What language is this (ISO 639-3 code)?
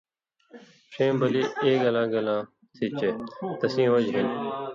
mvy